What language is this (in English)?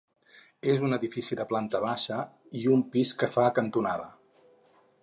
Catalan